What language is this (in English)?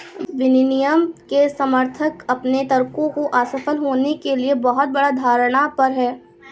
Hindi